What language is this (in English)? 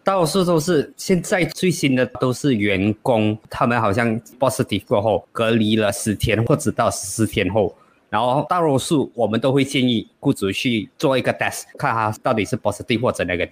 Chinese